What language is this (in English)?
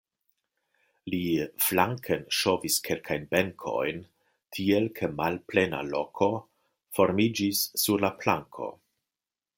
Esperanto